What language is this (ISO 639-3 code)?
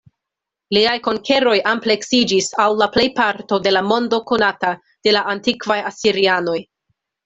epo